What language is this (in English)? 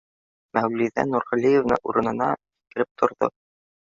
Bashkir